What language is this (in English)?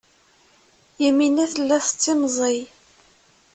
Kabyle